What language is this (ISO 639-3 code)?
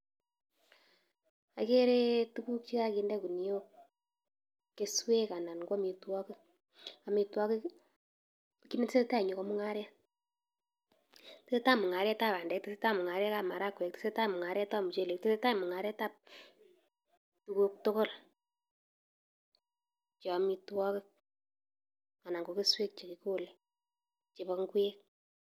kln